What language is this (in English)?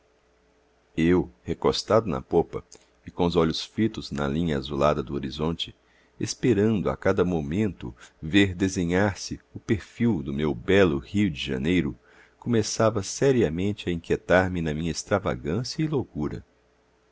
Portuguese